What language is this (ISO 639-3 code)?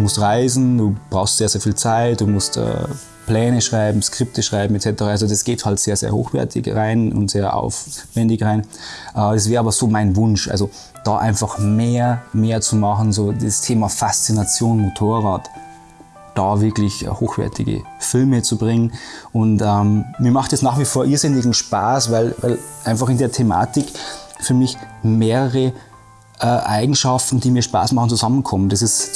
deu